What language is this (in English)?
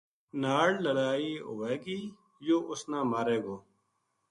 Gujari